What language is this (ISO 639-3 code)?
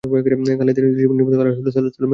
ben